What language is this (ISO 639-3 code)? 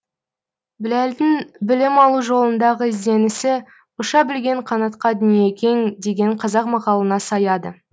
kaz